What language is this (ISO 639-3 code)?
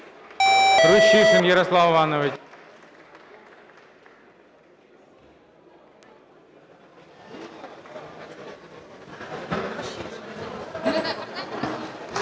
ukr